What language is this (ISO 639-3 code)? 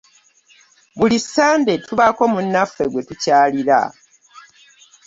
lug